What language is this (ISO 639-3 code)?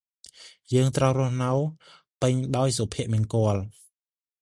khm